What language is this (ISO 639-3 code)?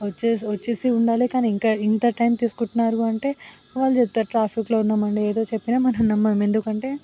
tel